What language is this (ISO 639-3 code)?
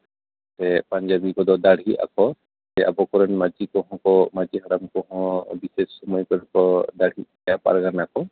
sat